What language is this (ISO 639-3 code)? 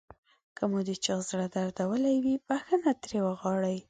pus